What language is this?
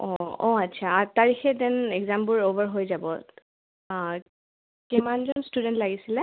Assamese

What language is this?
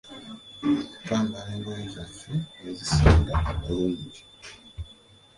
Ganda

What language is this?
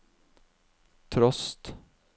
Norwegian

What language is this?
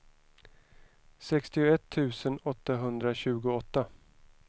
Swedish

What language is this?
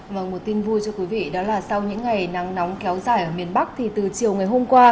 Vietnamese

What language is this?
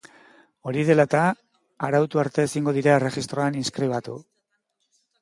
Basque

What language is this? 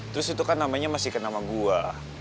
Indonesian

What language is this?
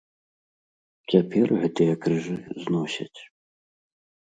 Belarusian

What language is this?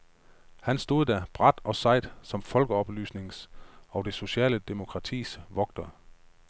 Danish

